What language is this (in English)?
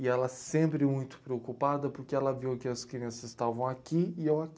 Portuguese